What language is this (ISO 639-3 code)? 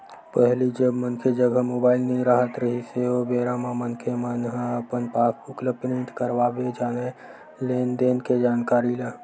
hne